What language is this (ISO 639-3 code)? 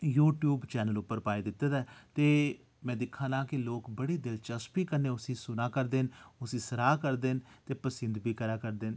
doi